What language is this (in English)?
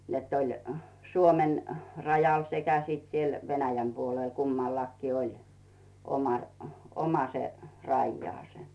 Finnish